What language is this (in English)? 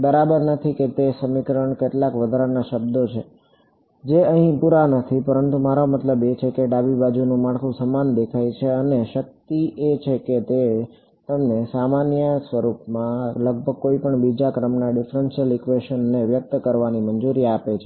Gujarati